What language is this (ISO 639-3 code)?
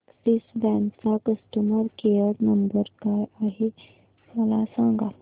mar